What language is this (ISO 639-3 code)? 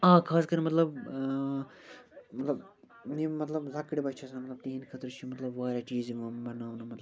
kas